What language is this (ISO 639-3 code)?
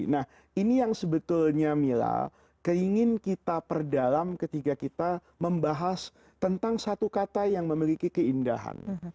ind